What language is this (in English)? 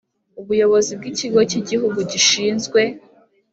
Kinyarwanda